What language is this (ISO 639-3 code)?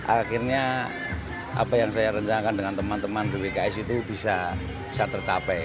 ind